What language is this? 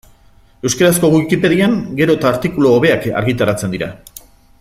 Basque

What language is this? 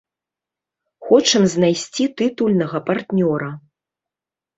Belarusian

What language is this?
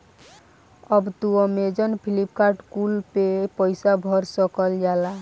Bhojpuri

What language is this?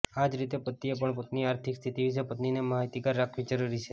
Gujarati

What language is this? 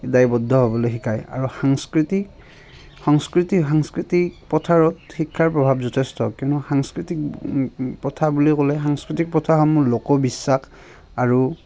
Assamese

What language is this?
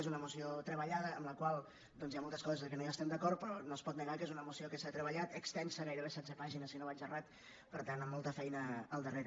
Catalan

